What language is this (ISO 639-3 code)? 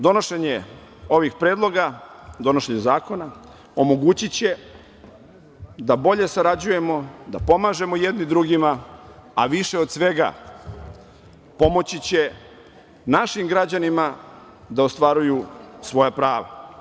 srp